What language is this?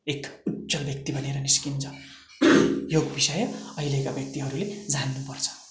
Nepali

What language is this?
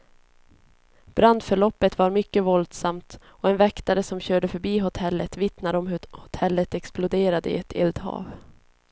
Swedish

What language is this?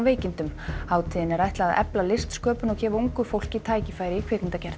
Icelandic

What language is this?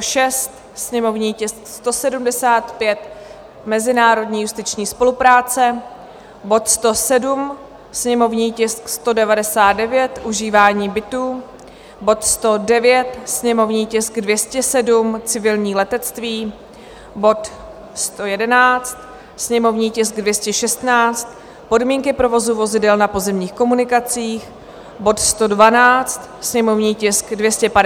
Czech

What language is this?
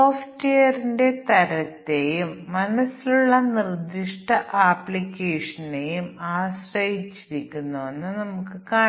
Malayalam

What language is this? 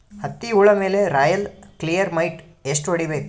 Kannada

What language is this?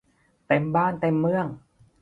Thai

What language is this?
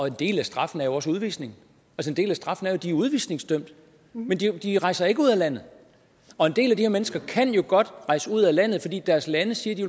Danish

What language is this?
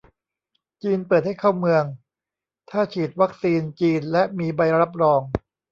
Thai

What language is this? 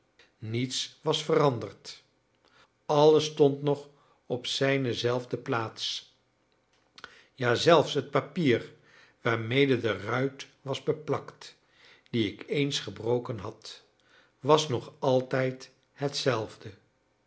Dutch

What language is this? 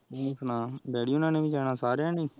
Punjabi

